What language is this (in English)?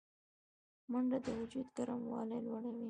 Pashto